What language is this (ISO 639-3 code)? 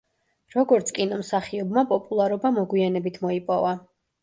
kat